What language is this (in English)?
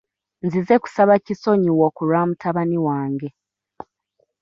Ganda